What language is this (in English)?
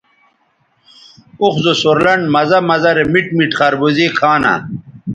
Bateri